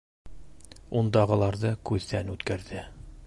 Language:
Bashkir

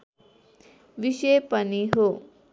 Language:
Nepali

